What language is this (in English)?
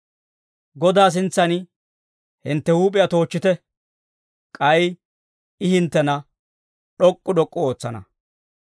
Dawro